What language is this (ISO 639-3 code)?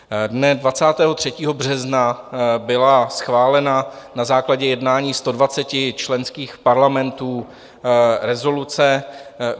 ces